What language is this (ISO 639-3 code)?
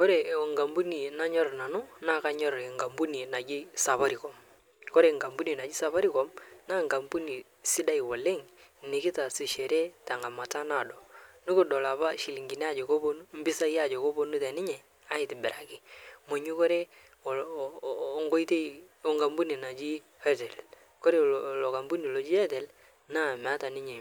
mas